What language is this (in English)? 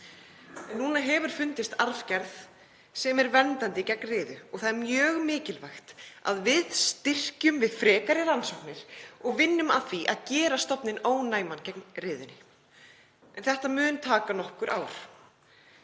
Icelandic